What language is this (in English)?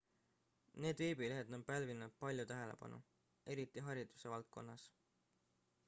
Estonian